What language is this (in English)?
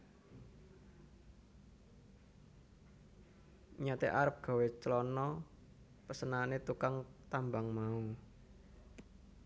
Javanese